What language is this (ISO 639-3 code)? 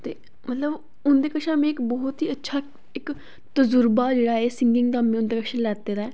doi